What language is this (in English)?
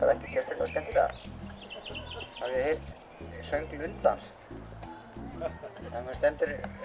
Icelandic